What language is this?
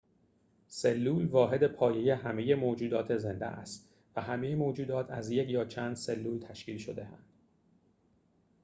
Persian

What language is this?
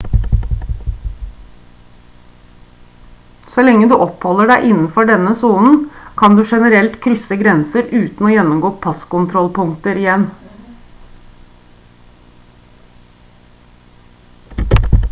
Norwegian Bokmål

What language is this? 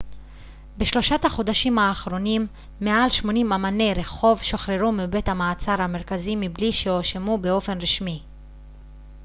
Hebrew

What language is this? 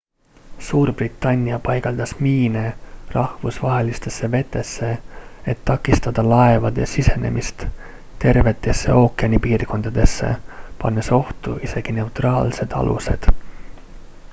Estonian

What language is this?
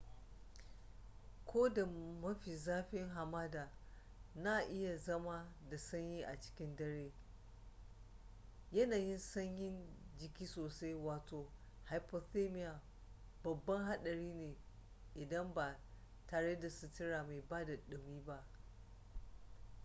Hausa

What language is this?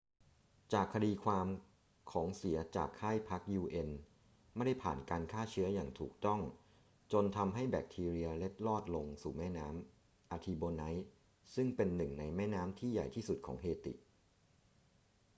Thai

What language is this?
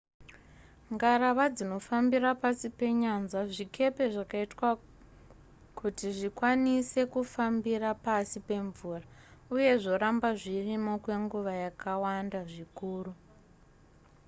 Shona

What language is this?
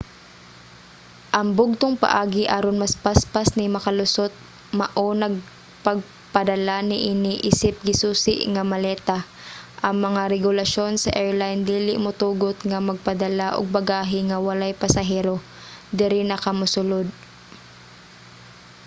Cebuano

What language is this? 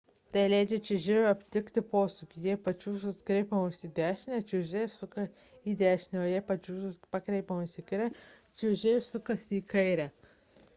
Lithuanian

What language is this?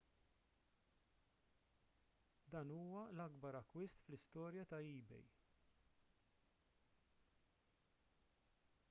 Maltese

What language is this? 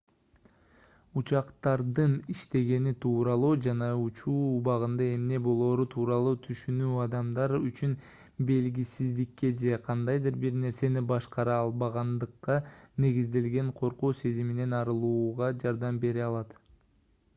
Kyrgyz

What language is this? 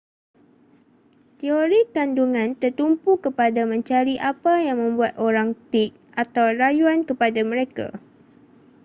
Malay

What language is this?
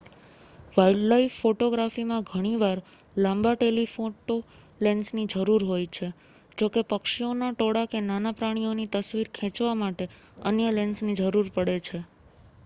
Gujarati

